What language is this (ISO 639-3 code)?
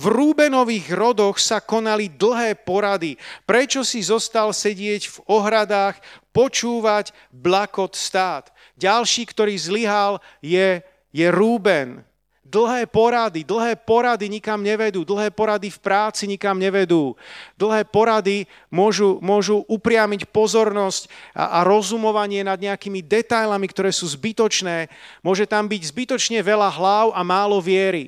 slk